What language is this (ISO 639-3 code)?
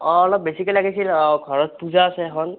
asm